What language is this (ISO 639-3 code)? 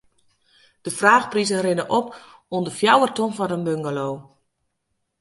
fry